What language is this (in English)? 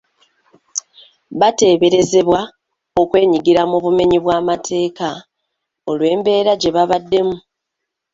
Ganda